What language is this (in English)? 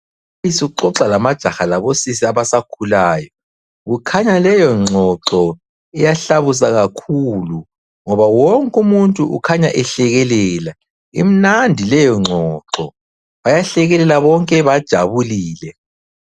North Ndebele